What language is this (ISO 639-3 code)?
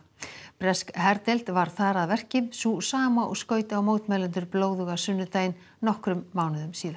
isl